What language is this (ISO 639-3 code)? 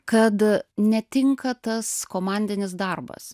lit